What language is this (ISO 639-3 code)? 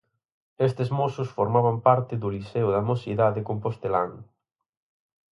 glg